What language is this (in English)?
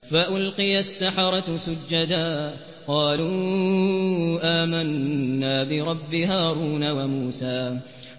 Arabic